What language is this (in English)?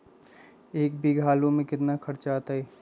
Magahi